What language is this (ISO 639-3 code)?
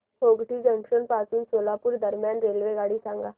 mar